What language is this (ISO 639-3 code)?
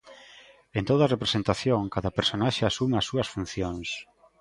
glg